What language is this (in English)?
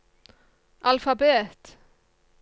Norwegian